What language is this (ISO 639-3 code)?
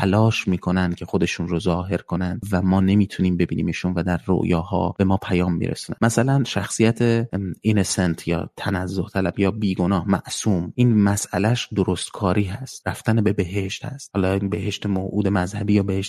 fas